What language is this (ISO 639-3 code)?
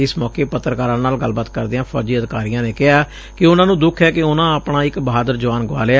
pan